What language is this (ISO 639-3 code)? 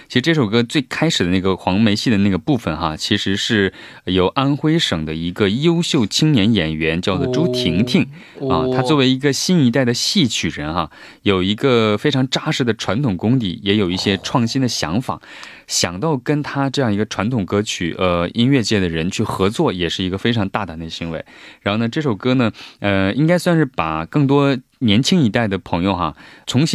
zho